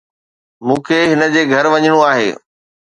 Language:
Sindhi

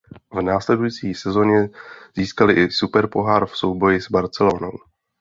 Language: Czech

